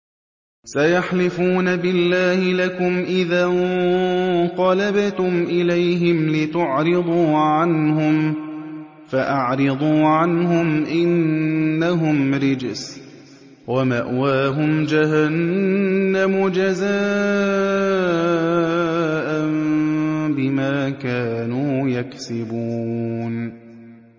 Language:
Arabic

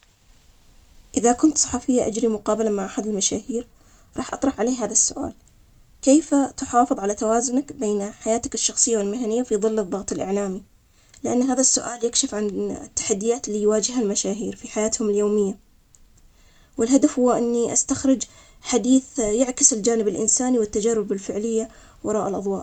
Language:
Omani Arabic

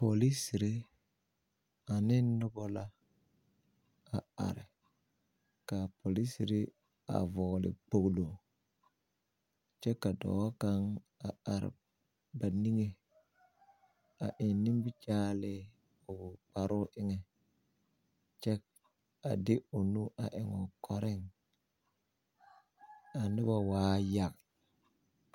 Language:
Southern Dagaare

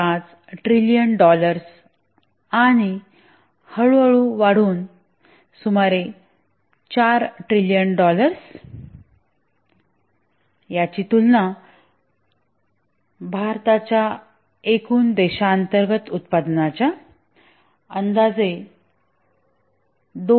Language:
Marathi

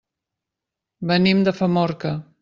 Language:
Catalan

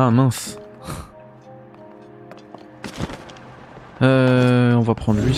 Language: French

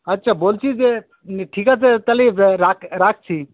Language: Bangla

